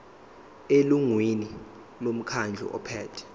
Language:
Zulu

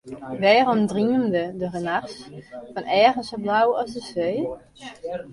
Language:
Western Frisian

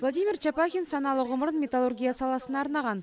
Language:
Kazakh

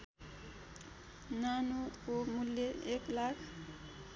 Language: Nepali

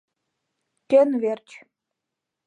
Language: Mari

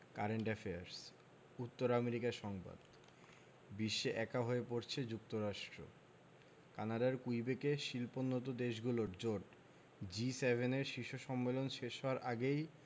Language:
Bangla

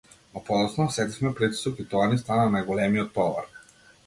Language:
Macedonian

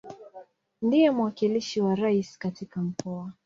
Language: Swahili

